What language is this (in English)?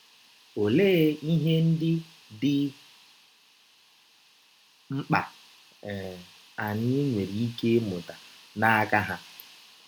Igbo